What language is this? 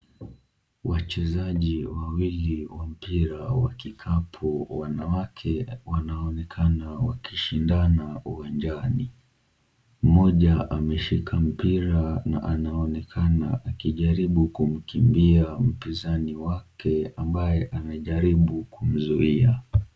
Swahili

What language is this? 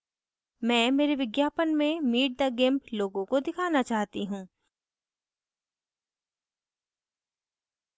Hindi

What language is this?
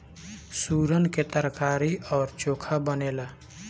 Bhojpuri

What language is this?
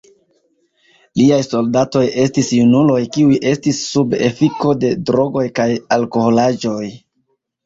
Esperanto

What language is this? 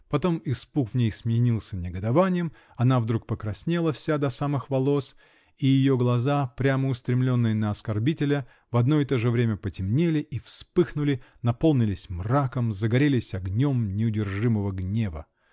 Russian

